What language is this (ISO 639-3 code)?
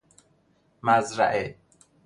fas